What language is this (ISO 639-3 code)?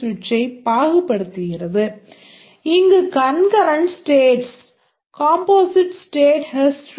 tam